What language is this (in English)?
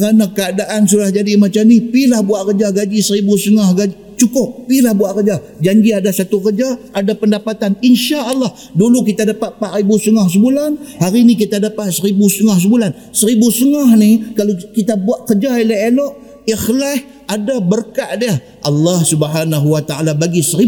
Malay